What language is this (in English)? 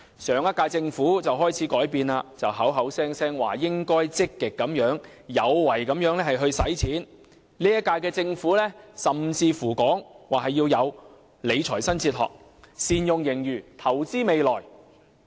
Cantonese